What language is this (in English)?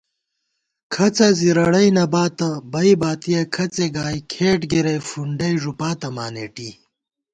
Gawar-Bati